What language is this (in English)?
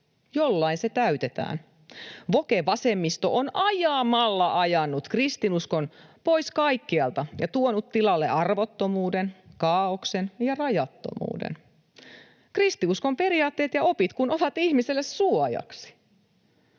Finnish